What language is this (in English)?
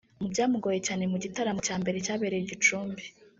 Kinyarwanda